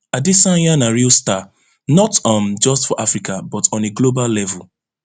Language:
Nigerian Pidgin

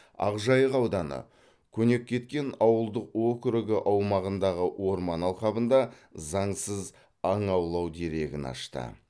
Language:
Kazakh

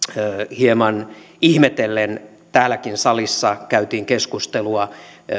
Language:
Finnish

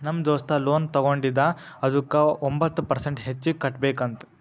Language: Kannada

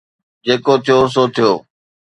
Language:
Sindhi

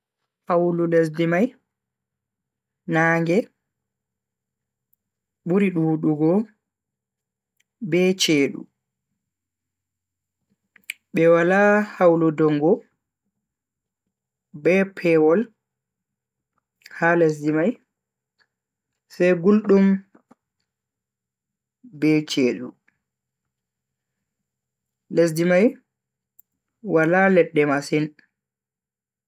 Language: Bagirmi Fulfulde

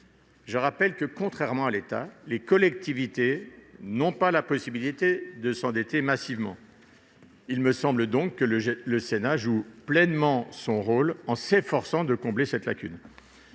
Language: French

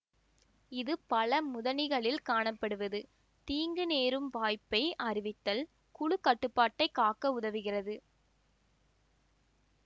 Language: Tamil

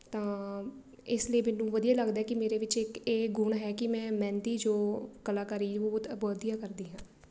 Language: Punjabi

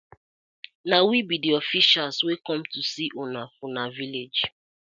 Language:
Nigerian Pidgin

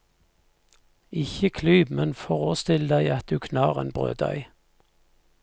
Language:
Norwegian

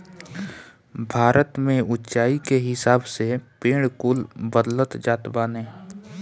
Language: Bhojpuri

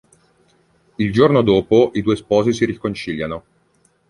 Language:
Italian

